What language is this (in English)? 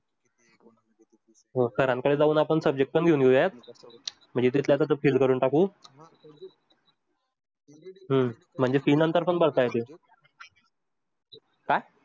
Marathi